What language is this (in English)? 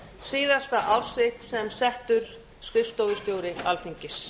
Icelandic